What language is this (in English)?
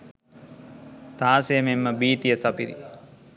Sinhala